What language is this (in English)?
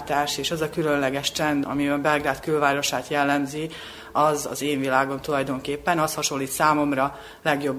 Hungarian